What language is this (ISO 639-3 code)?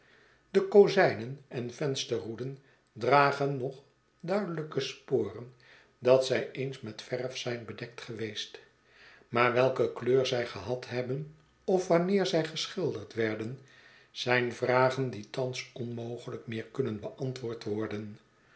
nld